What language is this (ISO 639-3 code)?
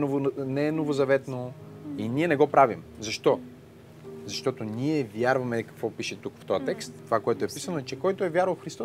bul